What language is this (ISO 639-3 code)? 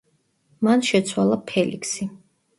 kat